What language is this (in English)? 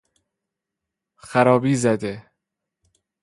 Persian